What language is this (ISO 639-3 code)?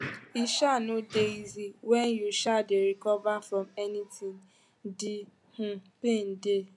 pcm